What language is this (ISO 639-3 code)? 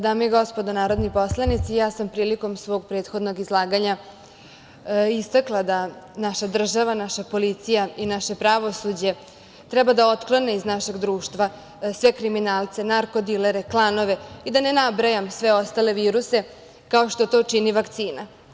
srp